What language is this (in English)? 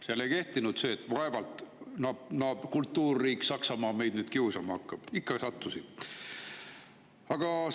Estonian